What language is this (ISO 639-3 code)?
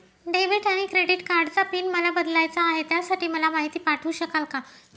mar